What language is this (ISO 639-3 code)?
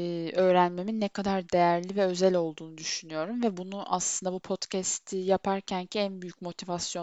tur